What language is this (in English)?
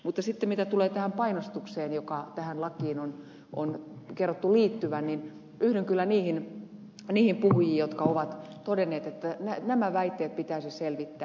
Finnish